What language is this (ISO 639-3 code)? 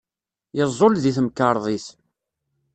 kab